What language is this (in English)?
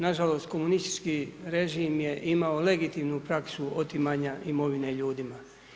Croatian